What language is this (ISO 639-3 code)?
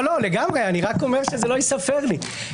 heb